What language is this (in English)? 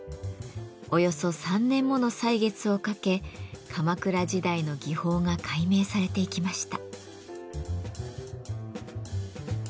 Japanese